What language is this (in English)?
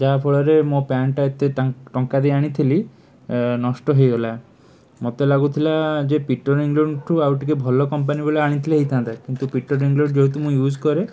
Odia